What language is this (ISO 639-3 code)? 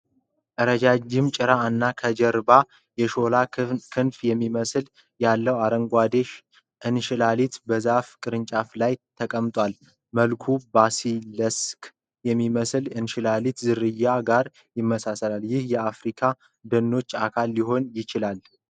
amh